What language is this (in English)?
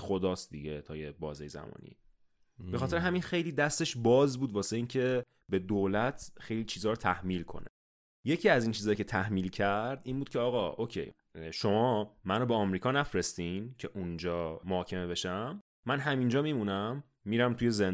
Persian